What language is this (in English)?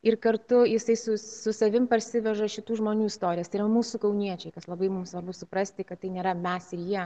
Lithuanian